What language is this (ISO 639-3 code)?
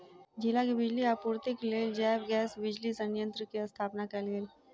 mai